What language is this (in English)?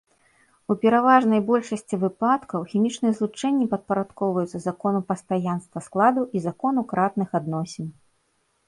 Belarusian